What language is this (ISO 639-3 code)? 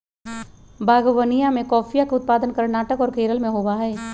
mag